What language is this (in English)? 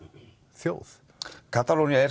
Icelandic